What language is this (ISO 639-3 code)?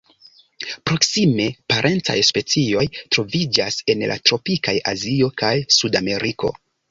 epo